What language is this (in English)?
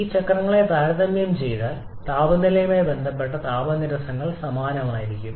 Malayalam